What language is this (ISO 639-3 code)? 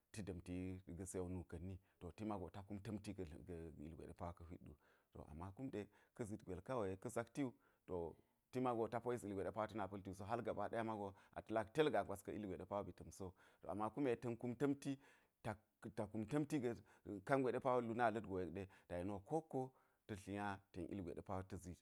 gyz